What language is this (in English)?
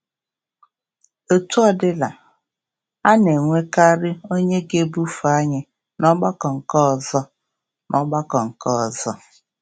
Igbo